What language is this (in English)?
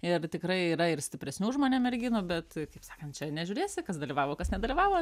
Lithuanian